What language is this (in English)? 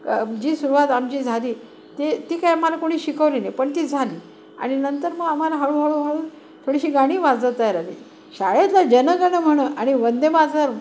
Marathi